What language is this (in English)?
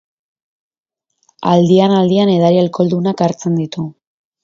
Basque